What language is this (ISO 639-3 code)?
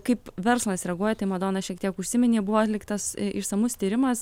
lit